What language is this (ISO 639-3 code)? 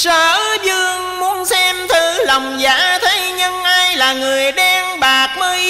vie